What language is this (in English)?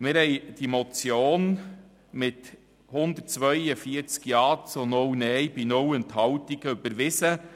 Swiss German